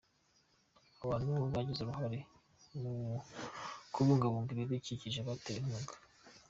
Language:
Kinyarwanda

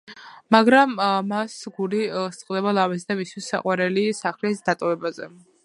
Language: Georgian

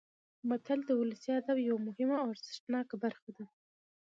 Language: Pashto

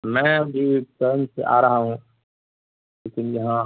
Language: Urdu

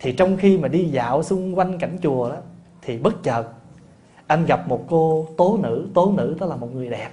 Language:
Vietnamese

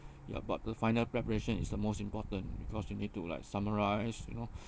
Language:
English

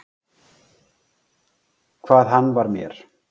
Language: Icelandic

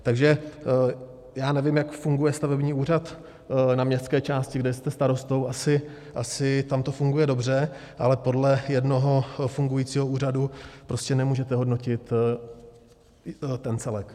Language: Czech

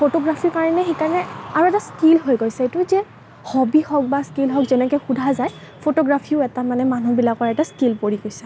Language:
Assamese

